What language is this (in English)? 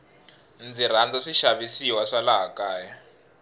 Tsonga